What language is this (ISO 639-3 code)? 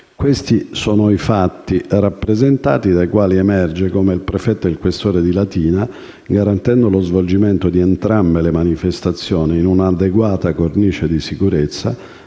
ita